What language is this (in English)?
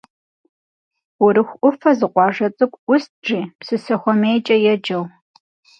Kabardian